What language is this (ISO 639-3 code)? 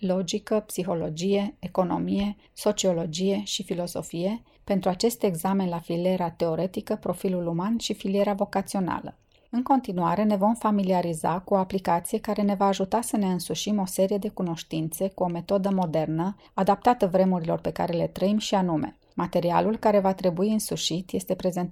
ron